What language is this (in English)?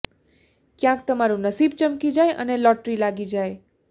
Gujarati